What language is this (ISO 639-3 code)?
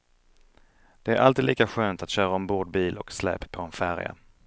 swe